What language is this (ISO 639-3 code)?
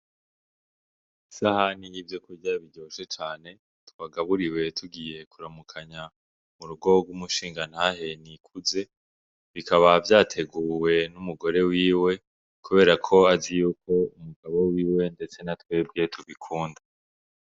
run